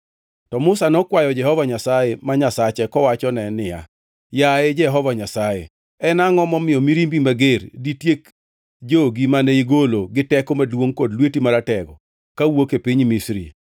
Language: Luo (Kenya and Tanzania)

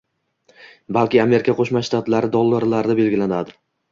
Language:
Uzbek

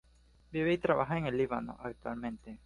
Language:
Spanish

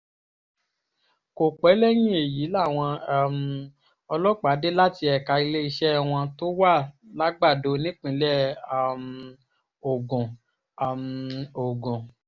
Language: Yoruba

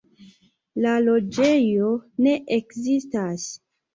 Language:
Esperanto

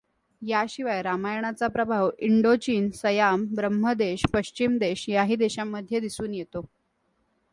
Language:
Marathi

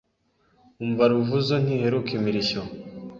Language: Kinyarwanda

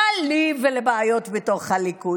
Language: Hebrew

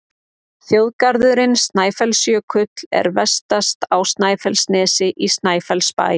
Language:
Icelandic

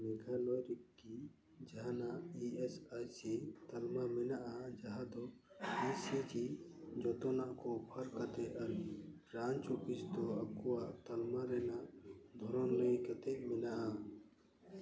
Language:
Santali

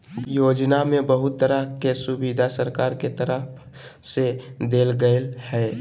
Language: Magahi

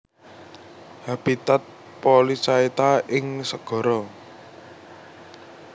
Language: Javanese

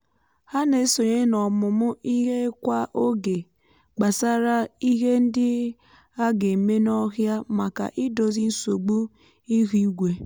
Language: Igbo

